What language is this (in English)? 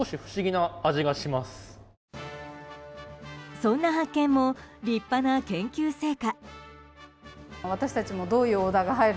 Japanese